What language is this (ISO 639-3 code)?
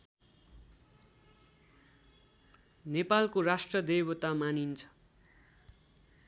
nep